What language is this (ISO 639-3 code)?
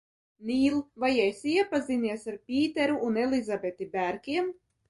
lav